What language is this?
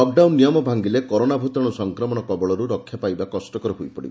Odia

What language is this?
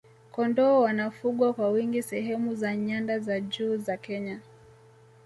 Swahili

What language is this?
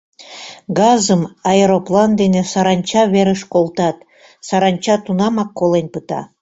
Mari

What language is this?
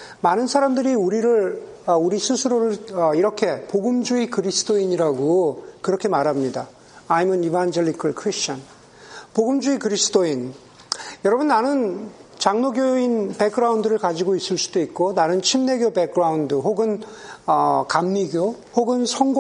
Korean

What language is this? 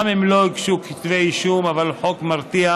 Hebrew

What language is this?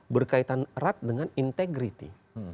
Indonesian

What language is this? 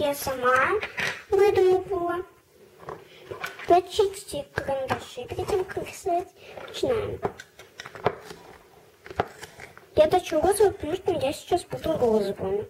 Russian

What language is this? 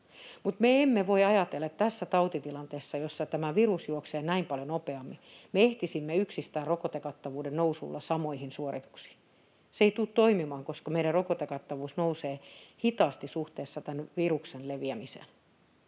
Finnish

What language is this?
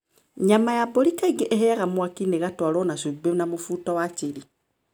Kikuyu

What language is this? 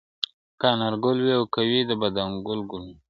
Pashto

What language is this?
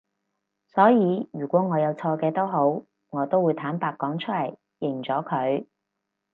Cantonese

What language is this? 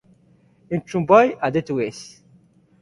Basque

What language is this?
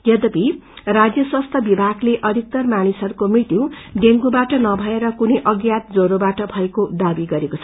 Nepali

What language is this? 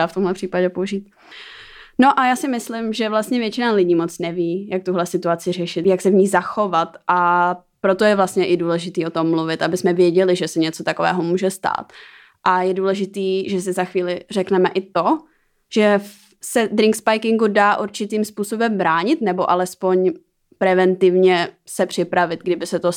Czech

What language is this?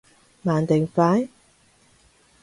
Cantonese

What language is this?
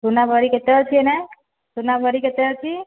Odia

